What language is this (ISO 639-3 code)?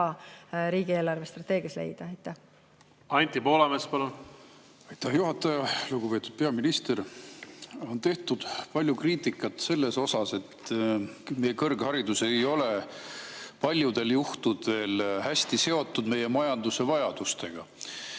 est